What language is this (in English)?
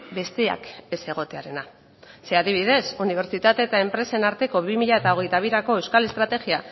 Basque